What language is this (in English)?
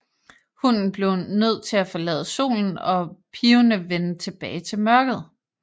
Danish